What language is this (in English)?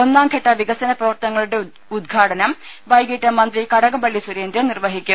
Malayalam